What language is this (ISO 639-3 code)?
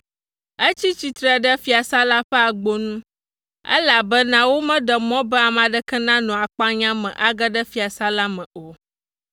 ewe